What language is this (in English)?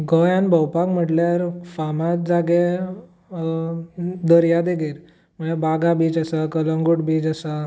Konkani